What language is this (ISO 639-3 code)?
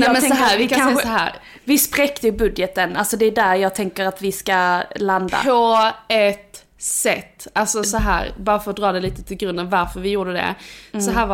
swe